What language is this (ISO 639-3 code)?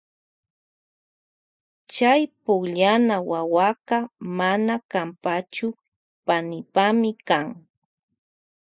qvj